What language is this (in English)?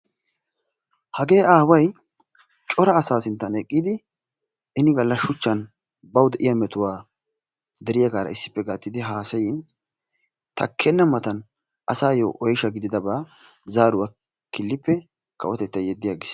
Wolaytta